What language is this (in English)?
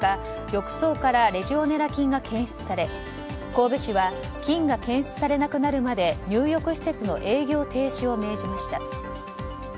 Japanese